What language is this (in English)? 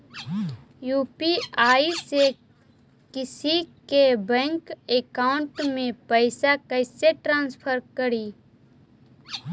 Magahi